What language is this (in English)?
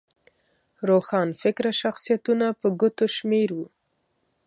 Pashto